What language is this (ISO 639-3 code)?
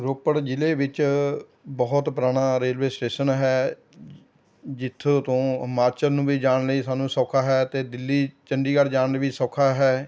pan